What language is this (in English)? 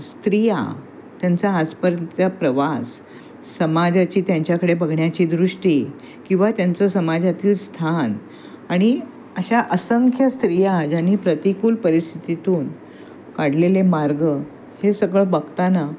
Marathi